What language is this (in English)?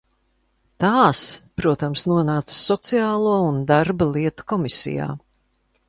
Latvian